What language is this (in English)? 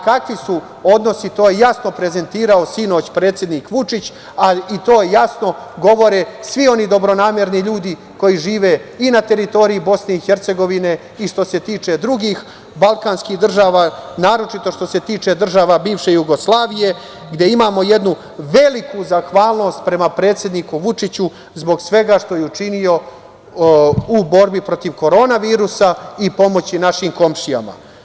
Serbian